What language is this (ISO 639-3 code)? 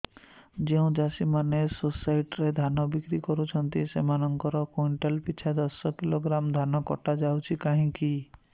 ori